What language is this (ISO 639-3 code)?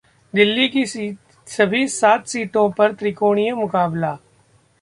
hin